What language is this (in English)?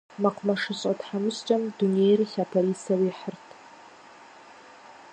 Kabardian